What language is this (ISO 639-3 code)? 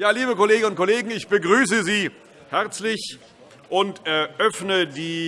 deu